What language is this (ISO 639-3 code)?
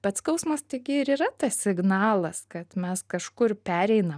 lit